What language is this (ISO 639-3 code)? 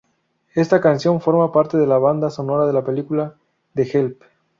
spa